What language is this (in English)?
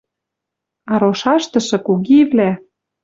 Western Mari